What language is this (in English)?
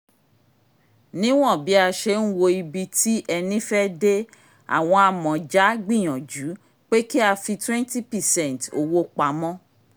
Yoruba